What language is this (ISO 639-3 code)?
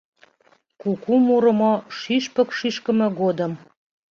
chm